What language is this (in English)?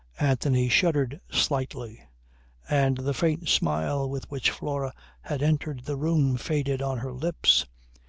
English